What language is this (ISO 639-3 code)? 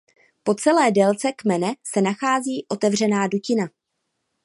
ces